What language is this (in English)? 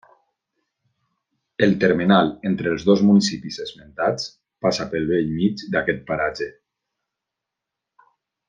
Catalan